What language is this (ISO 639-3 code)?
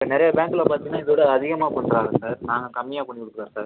tam